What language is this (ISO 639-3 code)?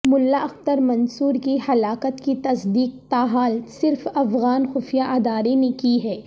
urd